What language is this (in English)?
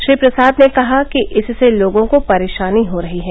Hindi